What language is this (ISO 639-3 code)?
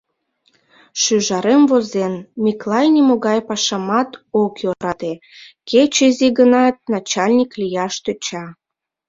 chm